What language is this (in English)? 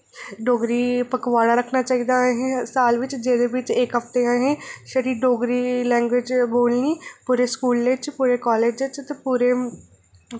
Dogri